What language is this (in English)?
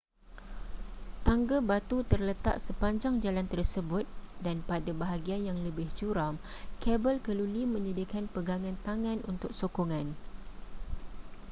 Malay